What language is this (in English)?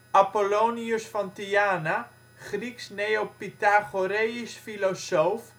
Dutch